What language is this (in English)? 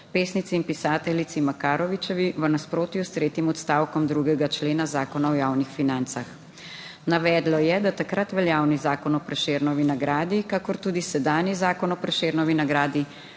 Slovenian